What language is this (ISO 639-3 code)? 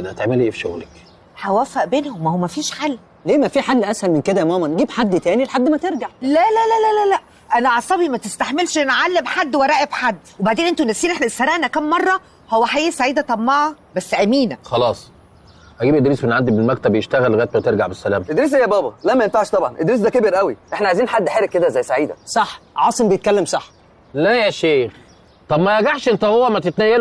ara